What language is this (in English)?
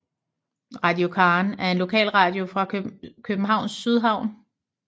Danish